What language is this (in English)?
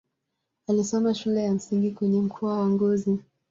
Swahili